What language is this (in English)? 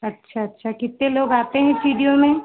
Hindi